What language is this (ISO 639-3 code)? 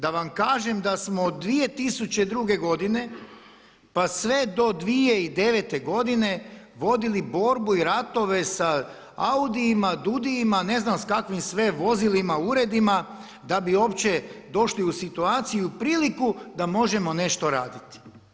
hrv